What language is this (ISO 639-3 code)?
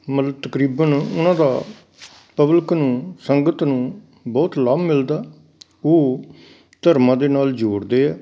pan